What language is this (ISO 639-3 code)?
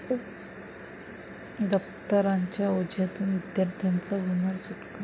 mar